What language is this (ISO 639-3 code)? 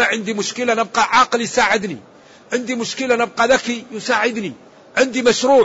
ara